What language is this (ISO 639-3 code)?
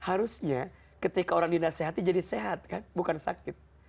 ind